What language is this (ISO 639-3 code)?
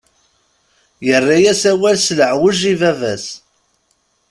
kab